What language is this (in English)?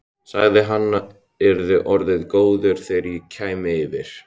Icelandic